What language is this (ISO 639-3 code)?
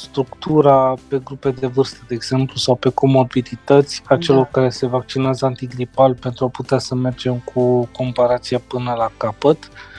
ron